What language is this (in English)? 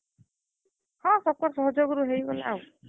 Odia